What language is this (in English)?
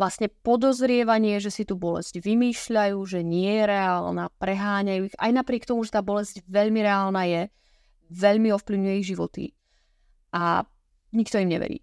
Czech